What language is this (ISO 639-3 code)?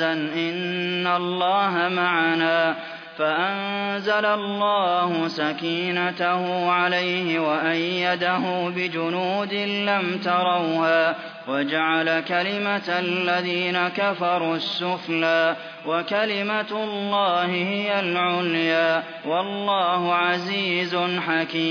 ara